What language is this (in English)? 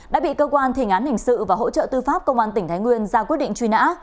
Vietnamese